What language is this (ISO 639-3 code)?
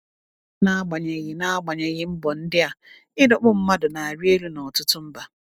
ibo